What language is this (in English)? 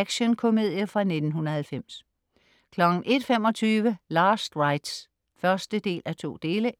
Danish